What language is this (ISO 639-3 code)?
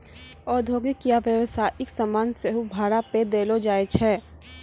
mai